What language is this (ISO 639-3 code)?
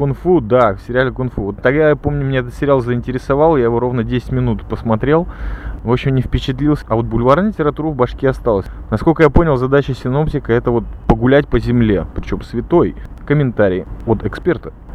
rus